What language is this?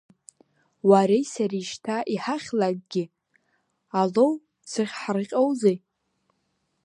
Abkhazian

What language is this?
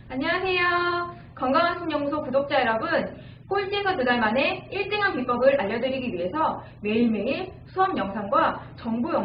Korean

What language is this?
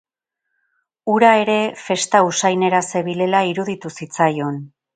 Basque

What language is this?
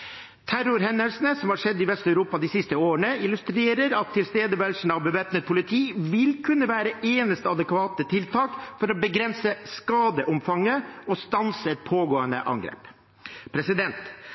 Norwegian Bokmål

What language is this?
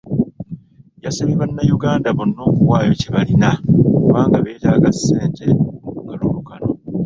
Ganda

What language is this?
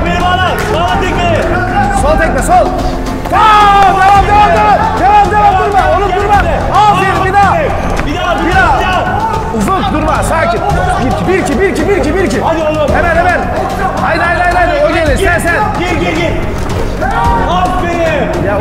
Turkish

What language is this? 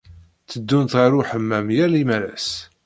Kabyle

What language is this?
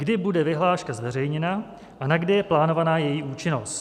Czech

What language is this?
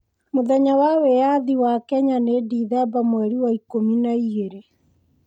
Kikuyu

